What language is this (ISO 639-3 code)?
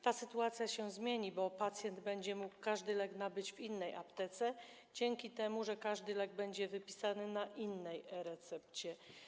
pol